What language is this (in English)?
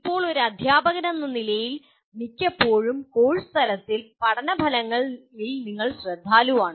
Malayalam